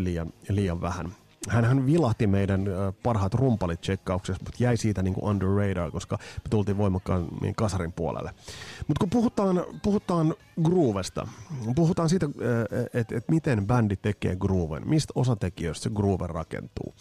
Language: Finnish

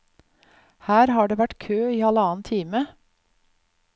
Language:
Norwegian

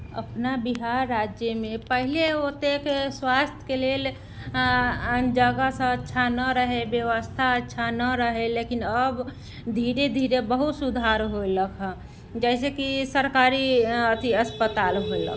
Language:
Maithili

